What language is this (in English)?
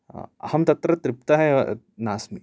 Sanskrit